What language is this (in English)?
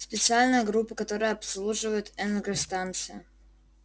Russian